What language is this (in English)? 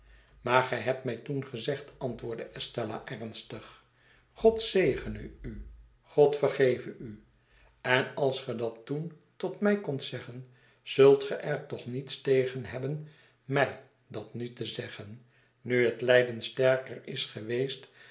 Dutch